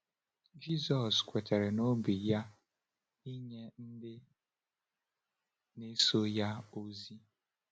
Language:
Igbo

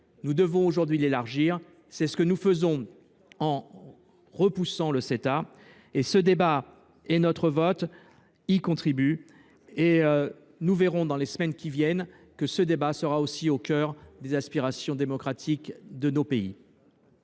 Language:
French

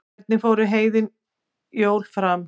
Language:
Icelandic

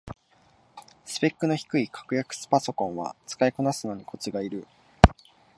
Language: Japanese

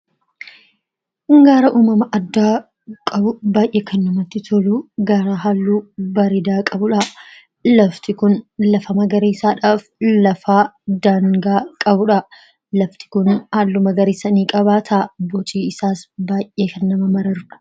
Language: Oromo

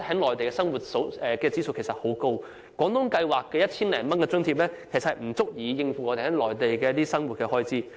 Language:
Cantonese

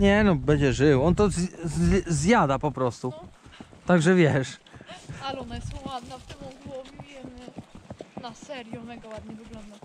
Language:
Polish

